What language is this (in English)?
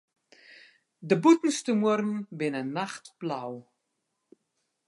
Western Frisian